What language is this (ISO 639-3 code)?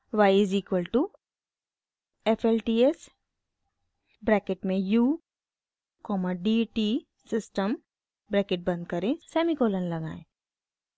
hin